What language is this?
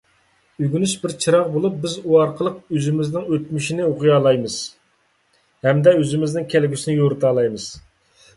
Uyghur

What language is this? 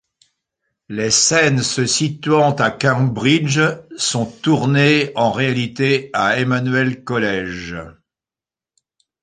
French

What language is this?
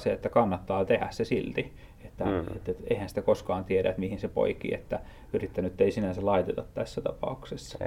Finnish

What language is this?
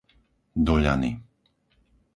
Slovak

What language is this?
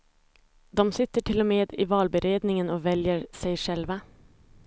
Swedish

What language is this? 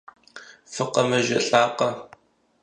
Kabardian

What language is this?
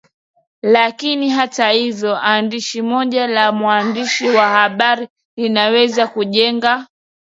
Swahili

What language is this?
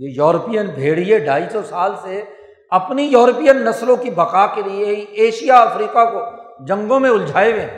Urdu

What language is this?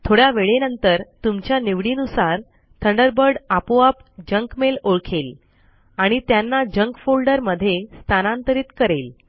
Marathi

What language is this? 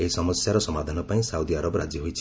Odia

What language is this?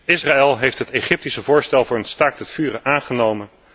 Dutch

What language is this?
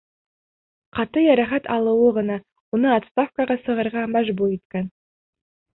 Bashkir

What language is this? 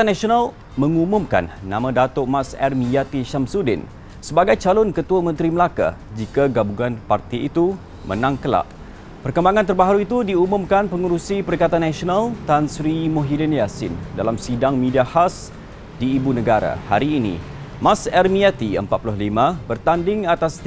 Malay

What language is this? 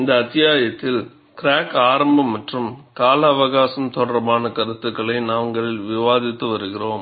Tamil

